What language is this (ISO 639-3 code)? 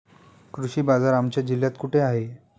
mar